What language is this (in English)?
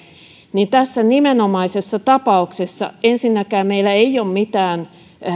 Finnish